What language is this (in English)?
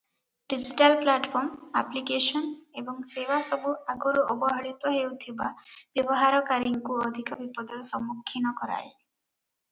Odia